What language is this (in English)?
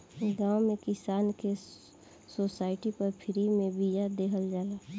Bhojpuri